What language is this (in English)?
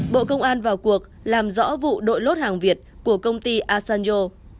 Vietnamese